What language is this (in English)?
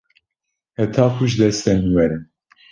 Kurdish